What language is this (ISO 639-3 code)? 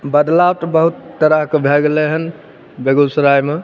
mai